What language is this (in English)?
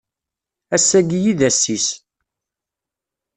Kabyle